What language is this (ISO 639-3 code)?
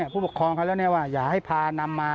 tha